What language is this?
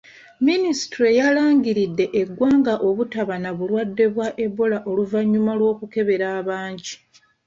Ganda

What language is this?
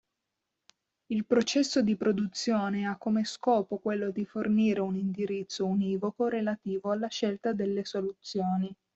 Italian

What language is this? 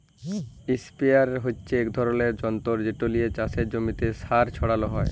Bangla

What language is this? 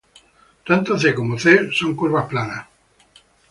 Spanish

